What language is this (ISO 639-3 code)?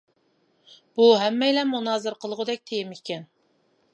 uig